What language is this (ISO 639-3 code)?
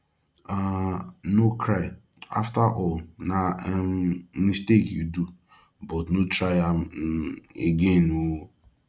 pcm